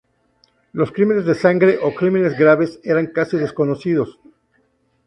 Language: Spanish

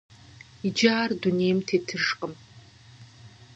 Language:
Kabardian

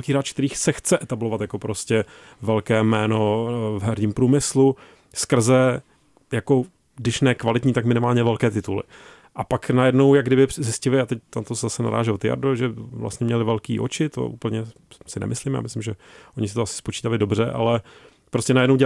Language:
Czech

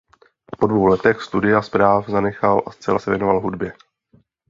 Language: Czech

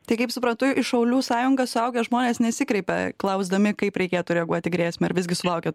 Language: Lithuanian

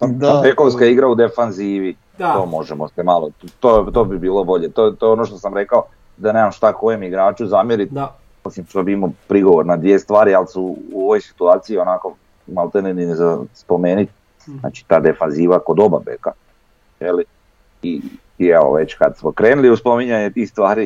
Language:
Croatian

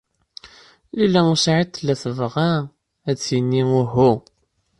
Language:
Kabyle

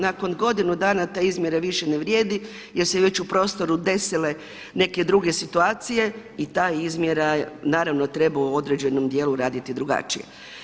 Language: Croatian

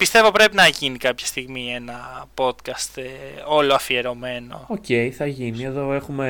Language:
Greek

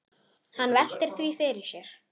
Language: Icelandic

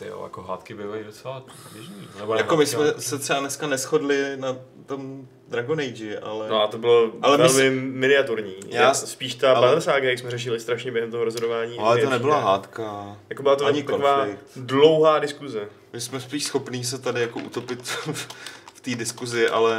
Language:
Czech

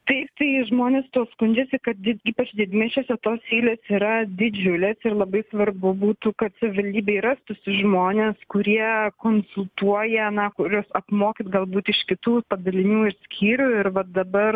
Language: Lithuanian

